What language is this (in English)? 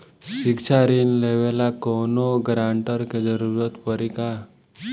Bhojpuri